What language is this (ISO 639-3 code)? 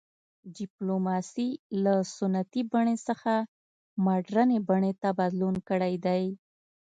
pus